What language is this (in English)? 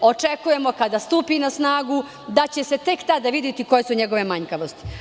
Serbian